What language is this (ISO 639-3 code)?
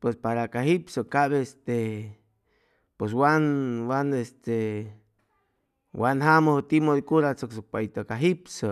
zoh